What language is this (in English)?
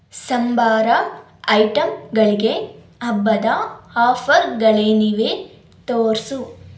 Kannada